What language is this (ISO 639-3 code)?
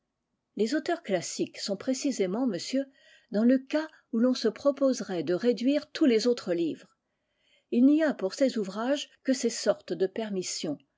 fra